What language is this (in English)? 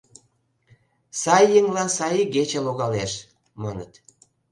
Mari